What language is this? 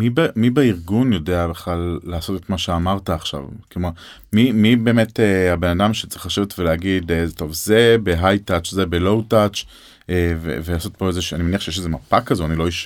Hebrew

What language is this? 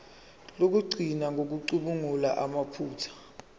Zulu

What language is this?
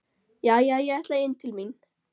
Icelandic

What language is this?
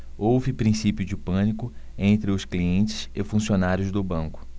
Portuguese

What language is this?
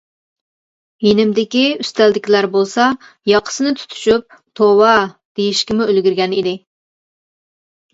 Uyghur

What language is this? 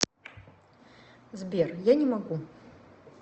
Russian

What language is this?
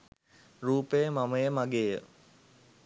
Sinhala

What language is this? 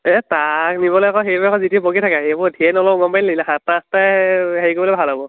Assamese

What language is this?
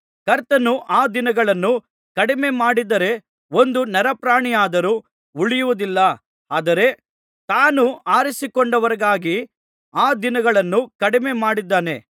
Kannada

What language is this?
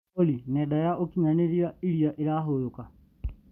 Kikuyu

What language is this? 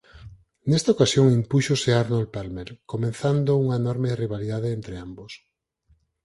Galician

